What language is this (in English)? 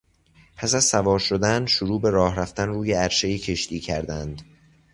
Persian